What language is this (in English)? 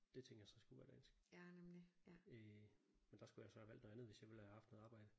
Danish